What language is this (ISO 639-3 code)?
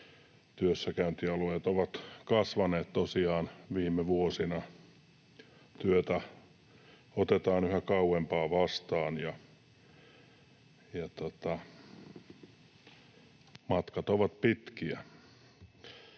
fin